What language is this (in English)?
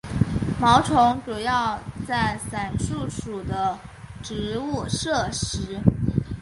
Chinese